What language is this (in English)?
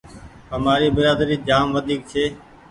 Goaria